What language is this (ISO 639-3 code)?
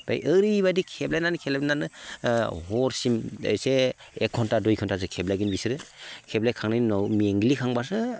brx